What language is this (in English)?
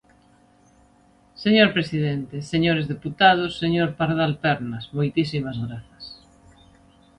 Galician